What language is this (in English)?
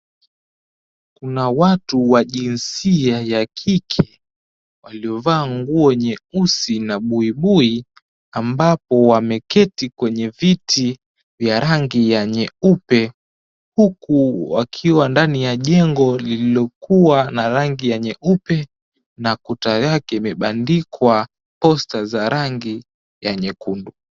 Swahili